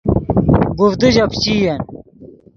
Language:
Yidgha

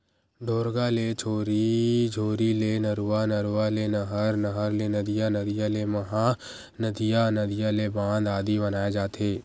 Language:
Chhattisgarhi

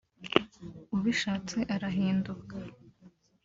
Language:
Kinyarwanda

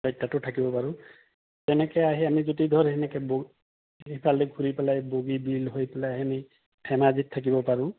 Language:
Assamese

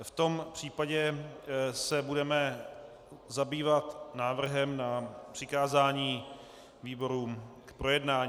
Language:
Czech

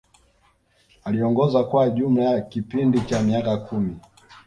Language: Swahili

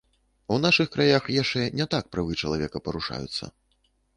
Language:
Belarusian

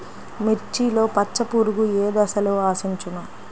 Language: Telugu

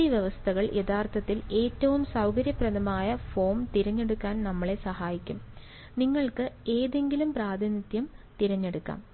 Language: Malayalam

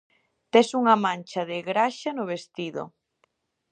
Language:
Galician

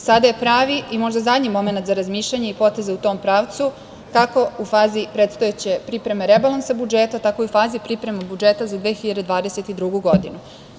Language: Serbian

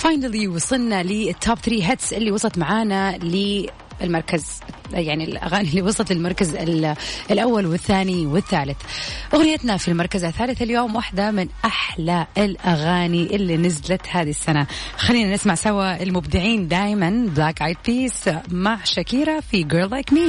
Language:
Arabic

